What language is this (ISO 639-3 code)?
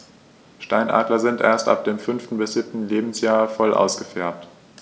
deu